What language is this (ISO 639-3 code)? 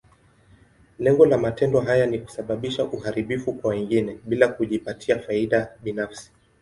swa